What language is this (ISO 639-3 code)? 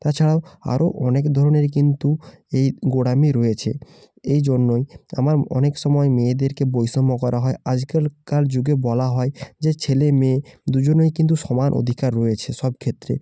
ben